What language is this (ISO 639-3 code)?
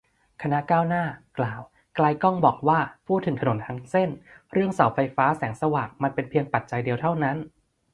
tha